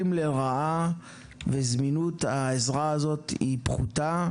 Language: Hebrew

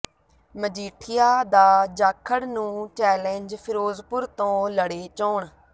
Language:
Punjabi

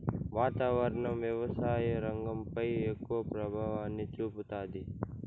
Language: Telugu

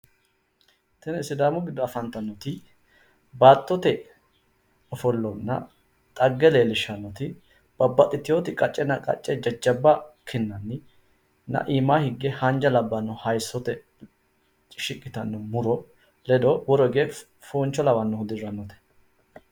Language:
Sidamo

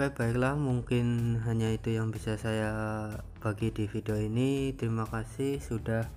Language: Indonesian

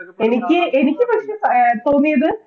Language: Malayalam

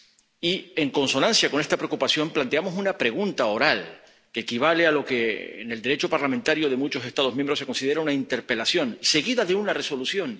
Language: Spanish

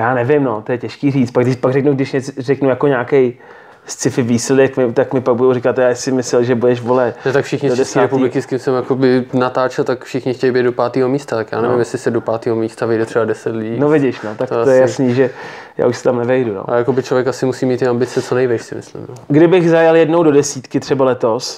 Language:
Czech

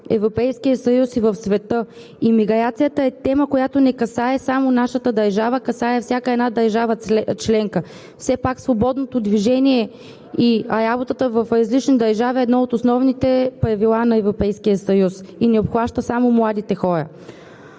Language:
Bulgarian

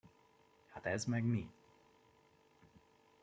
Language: Hungarian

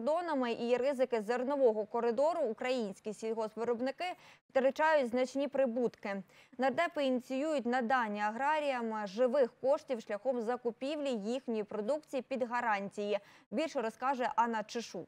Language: Ukrainian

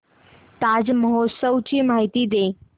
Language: Marathi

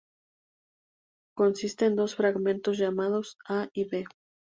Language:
Spanish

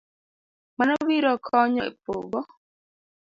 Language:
Luo (Kenya and Tanzania)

